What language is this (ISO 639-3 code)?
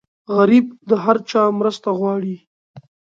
pus